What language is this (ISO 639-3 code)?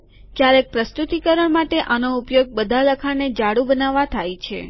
guj